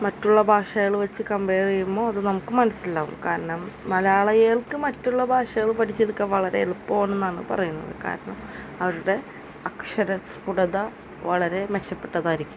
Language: Malayalam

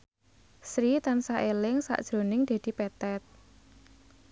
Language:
Javanese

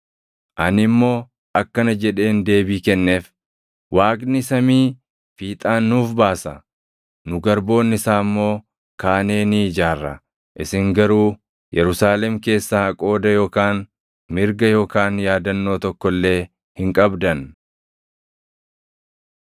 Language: Oromo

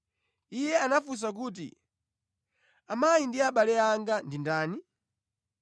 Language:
Nyanja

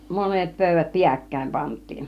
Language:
Finnish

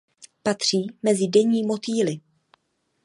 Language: Czech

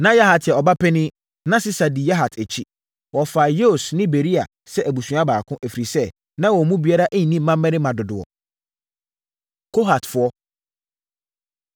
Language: Akan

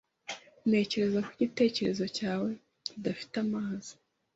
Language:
Kinyarwanda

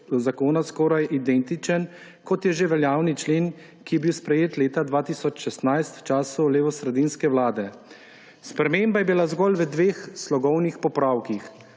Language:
Slovenian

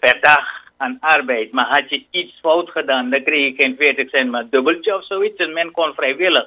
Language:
Dutch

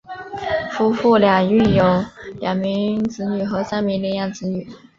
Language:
Chinese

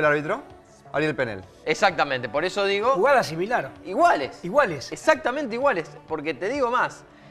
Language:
Spanish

